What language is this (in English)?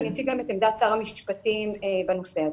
Hebrew